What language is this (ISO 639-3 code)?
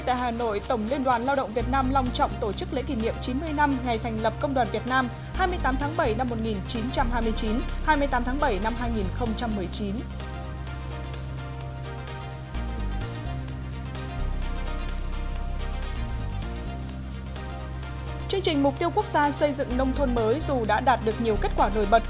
vie